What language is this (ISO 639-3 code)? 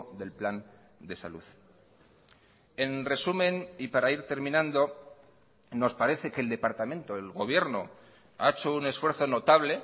spa